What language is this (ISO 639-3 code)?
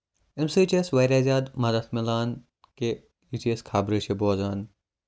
kas